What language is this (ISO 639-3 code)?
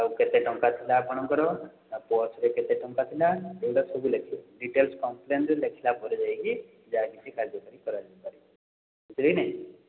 ori